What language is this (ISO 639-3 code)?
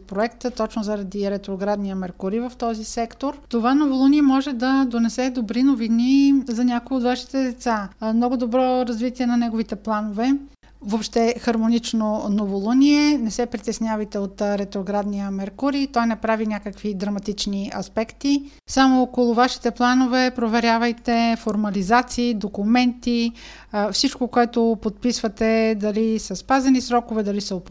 bul